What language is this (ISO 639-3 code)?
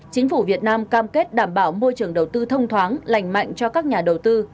vie